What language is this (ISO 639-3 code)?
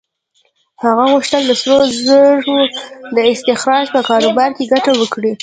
pus